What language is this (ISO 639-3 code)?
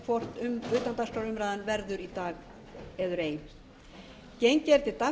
isl